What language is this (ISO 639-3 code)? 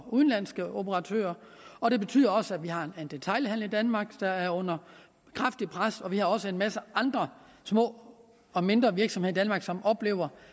dan